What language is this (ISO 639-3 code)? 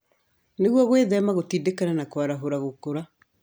kik